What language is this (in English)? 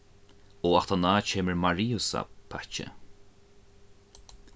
Faroese